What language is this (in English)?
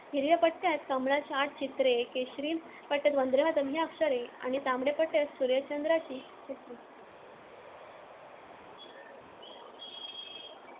Marathi